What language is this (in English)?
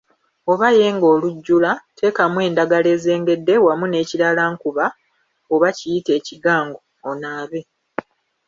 Ganda